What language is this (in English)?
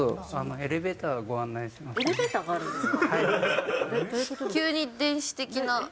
Japanese